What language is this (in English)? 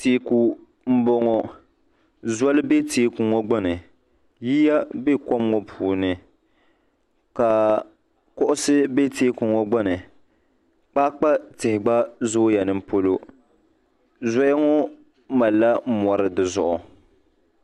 Dagbani